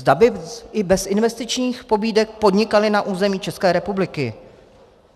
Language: Czech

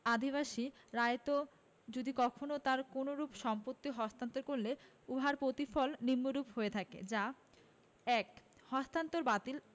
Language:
Bangla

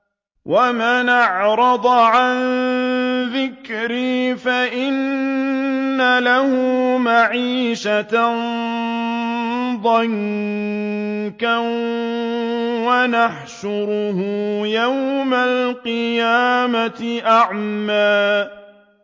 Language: Arabic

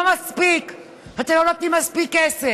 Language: Hebrew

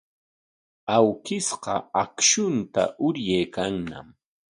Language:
Corongo Ancash Quechua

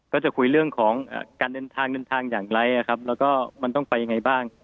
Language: Thai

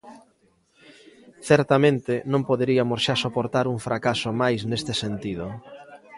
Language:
Galician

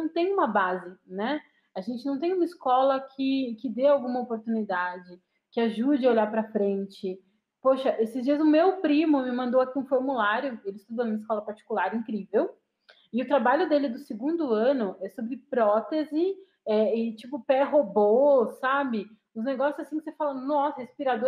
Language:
Portuguese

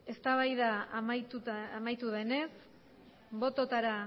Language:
Basque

